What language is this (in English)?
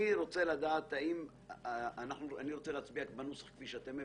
Hebrew